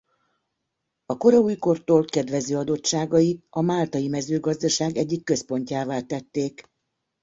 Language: Hungarian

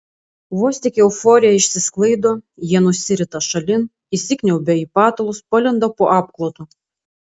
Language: Lithuanian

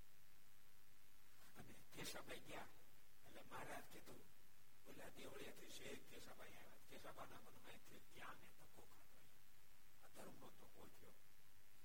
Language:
Gujarati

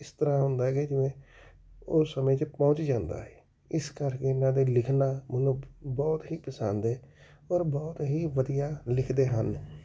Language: Punjabi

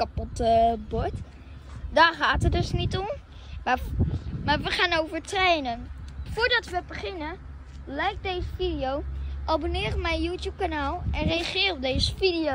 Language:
Dutch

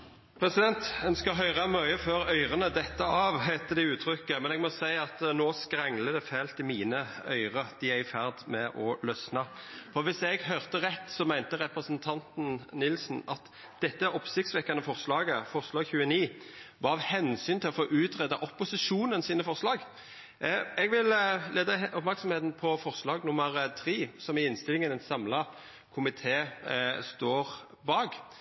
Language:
Norwegian Nynorsk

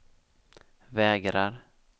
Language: Swedish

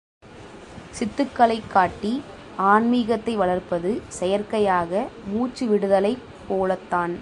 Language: Tamil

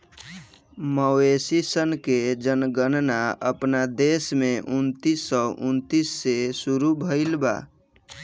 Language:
Bhojpuri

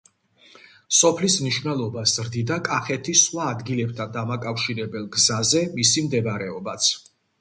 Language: Georgian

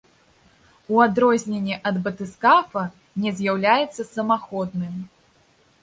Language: Belarusian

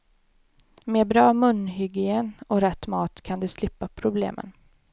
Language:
Swedish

